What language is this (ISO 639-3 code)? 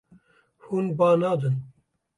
kur